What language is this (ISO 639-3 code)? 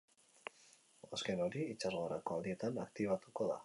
eus